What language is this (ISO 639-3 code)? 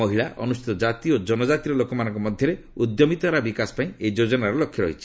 ori